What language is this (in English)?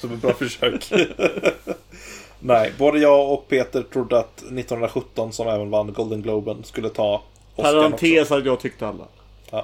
Swedish